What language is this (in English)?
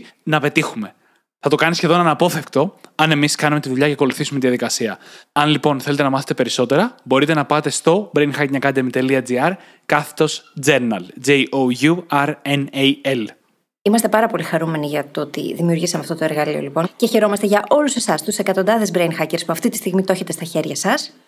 Greek